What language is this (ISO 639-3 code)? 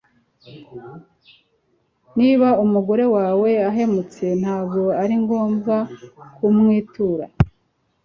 kin